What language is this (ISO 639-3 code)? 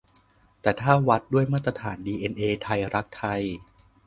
tha